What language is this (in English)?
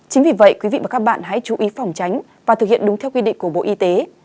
Vietnamese